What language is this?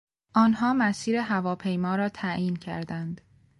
Persian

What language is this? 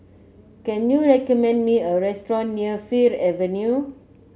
English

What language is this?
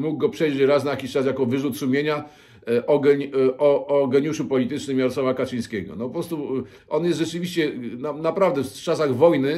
Polish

